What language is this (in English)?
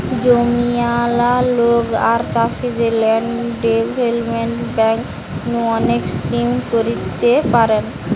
Bangla